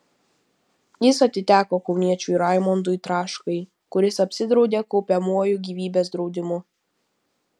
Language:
Lithuanian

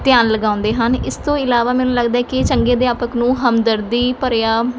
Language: Punjabi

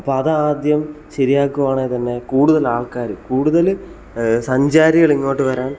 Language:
Malayalam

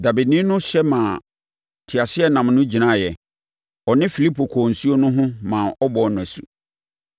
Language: Akan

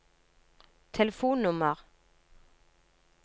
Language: Norwegian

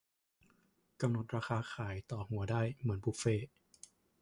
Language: Thai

